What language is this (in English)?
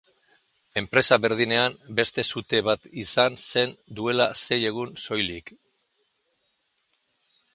Basque